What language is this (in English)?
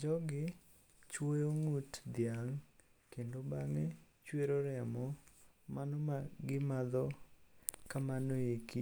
Luo (Kenya and Tanzania)